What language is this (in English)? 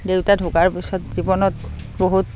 Assamese